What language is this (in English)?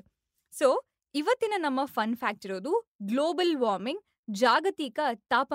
Kannada